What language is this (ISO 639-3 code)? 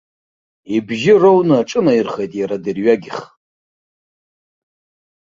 abk